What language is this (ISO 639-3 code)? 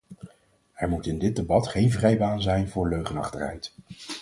nld